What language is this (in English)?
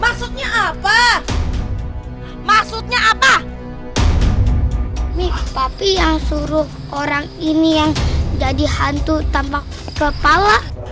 Indonesian